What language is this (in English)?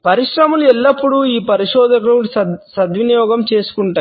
Telugu